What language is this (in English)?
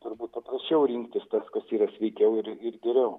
Lithuanian